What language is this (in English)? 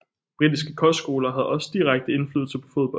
Danish